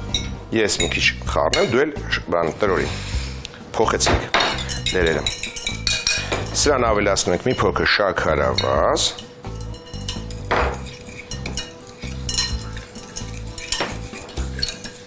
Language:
Romanian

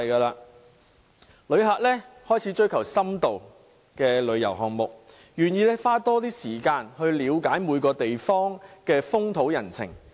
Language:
Cantonese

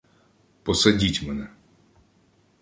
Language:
Ukrainian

